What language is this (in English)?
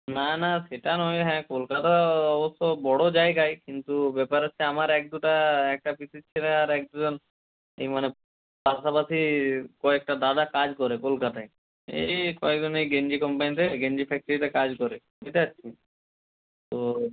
Bangla